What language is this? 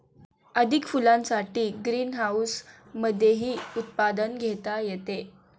Marathi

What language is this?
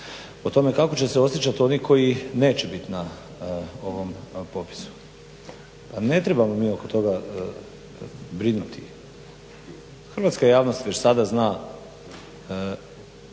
Croatian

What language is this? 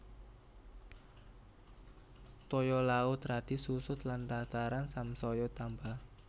Javanese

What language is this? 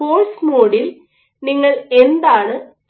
Malayalam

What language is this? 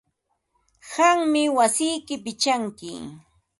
Ambo-Pasco Quechua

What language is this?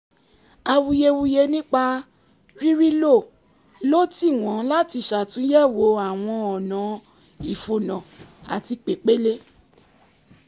Yoruba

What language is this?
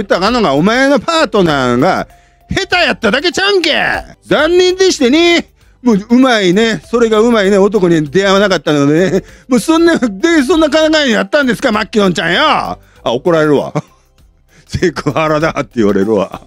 Japanese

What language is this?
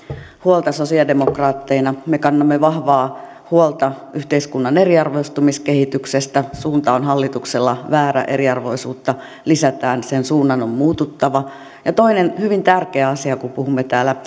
Finnish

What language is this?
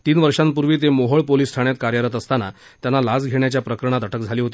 Marathi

